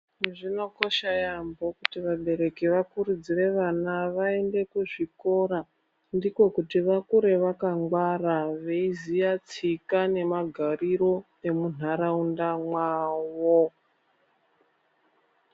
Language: Ndau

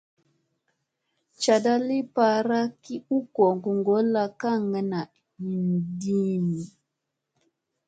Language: Musey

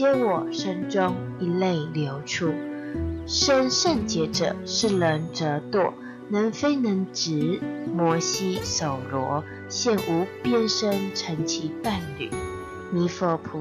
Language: Chinese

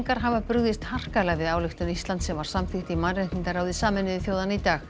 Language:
Icelandic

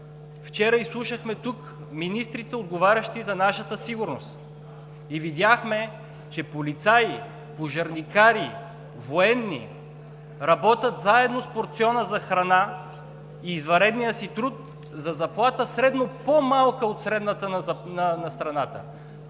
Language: Bulgarian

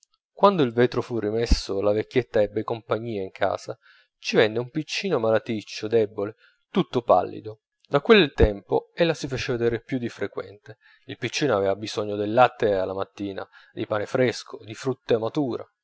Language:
Italian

